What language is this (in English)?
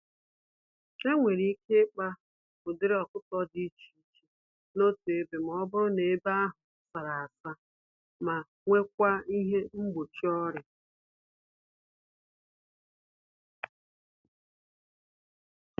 Igbo